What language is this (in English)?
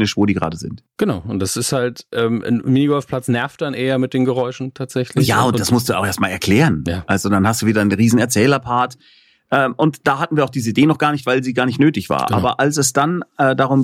German